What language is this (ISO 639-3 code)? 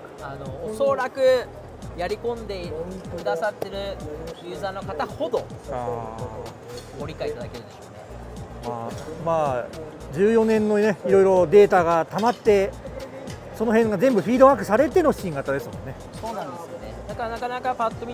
jpn